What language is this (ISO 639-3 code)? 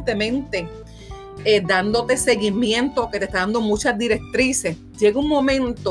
spa